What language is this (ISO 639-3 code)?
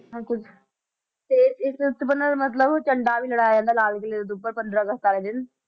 pan